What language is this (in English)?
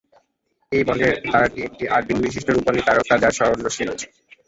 Bangla